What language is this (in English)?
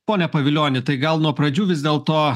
Lithuanian